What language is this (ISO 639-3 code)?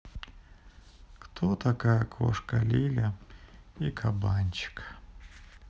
rus